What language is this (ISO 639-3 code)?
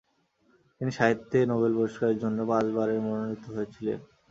ben